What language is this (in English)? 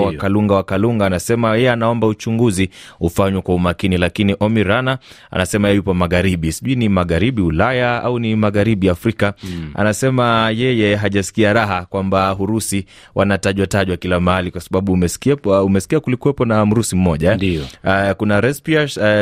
Swahili